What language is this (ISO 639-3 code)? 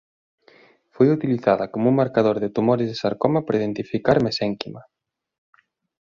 glg